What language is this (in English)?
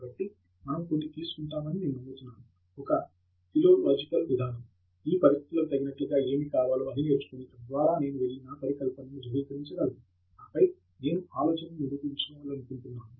Telugu